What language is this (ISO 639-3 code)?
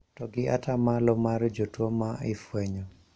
luo